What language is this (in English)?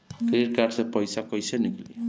Bhojpuri